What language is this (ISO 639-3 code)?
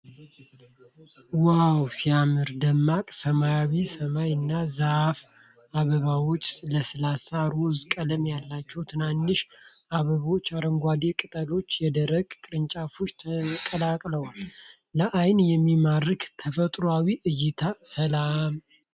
amh